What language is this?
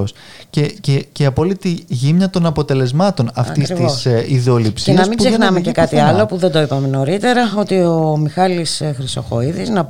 Greek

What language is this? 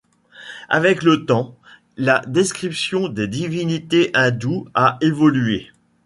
French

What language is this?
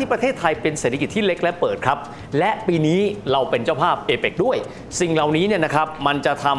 Thai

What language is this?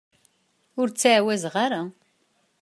Kabyle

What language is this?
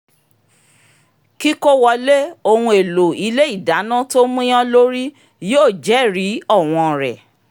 Yoruba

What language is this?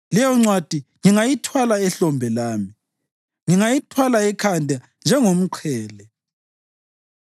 North Ndebele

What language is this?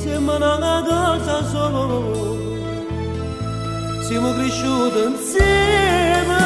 Romanian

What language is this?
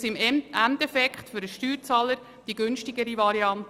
Swiss German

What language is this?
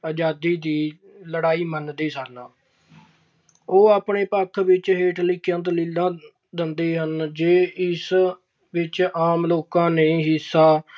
Punjabi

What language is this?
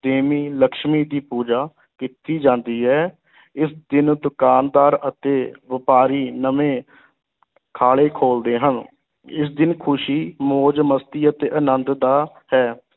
Punjabi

